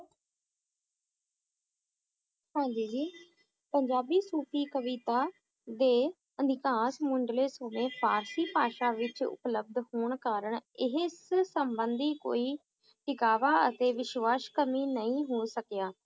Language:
Punjabi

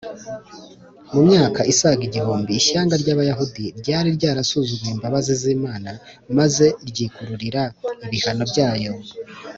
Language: Kinyarwanda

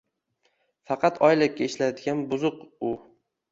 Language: Uzbek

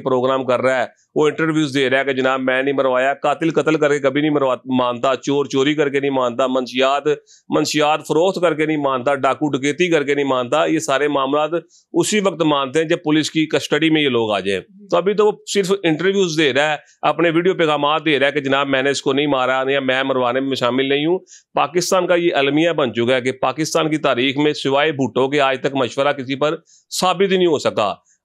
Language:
Hindi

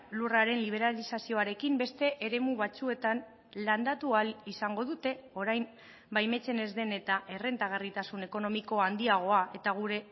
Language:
Basque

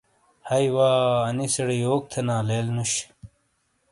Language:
Shina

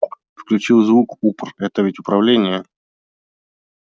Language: Russian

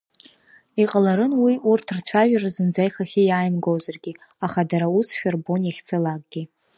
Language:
Abkhazian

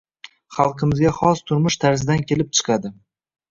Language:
Uzbek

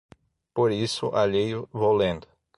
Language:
Portuguese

